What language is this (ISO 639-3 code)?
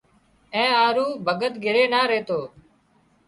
kxp